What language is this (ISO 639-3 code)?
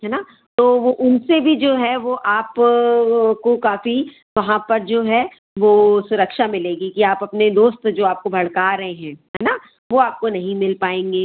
hin